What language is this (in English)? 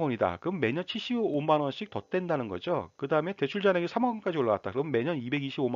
Korean